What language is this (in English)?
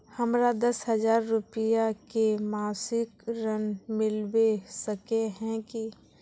Magahi